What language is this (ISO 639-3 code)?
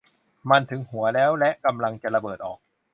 tha